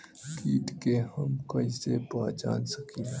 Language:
Bhojpuri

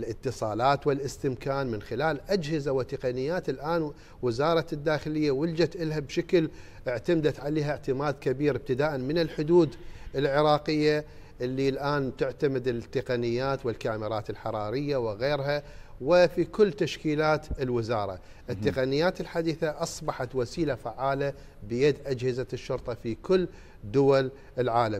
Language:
Arabic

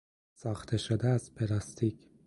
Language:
Persian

